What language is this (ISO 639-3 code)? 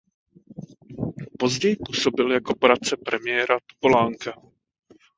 ces